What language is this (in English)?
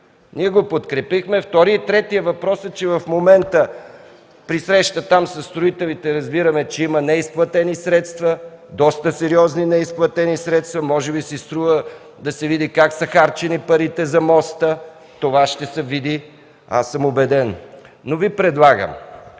Bulgarian